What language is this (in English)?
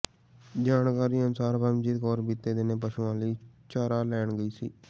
Punjabi